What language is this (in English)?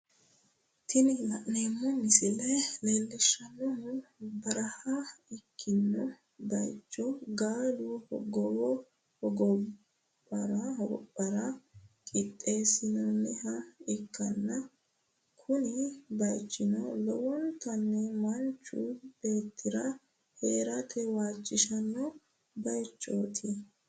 Sidamo